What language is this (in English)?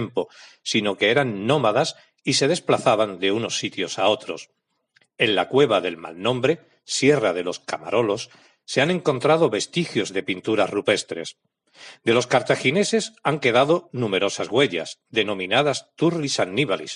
Spanish